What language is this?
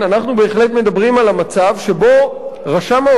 Hebrew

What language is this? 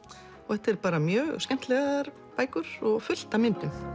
Icelandic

